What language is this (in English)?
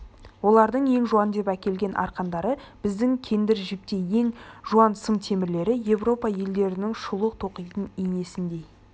Kazakh